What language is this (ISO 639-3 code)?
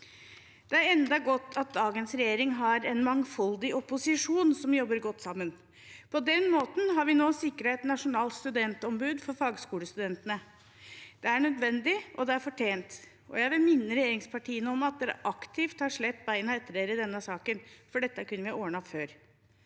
nor